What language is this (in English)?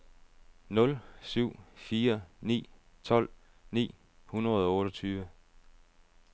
Danish